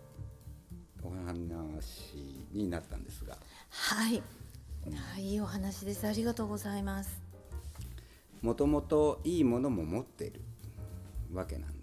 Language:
Japanese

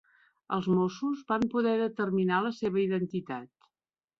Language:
Catalan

